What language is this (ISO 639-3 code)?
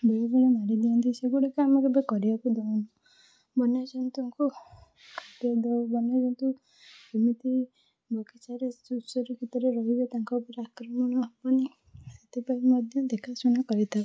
ori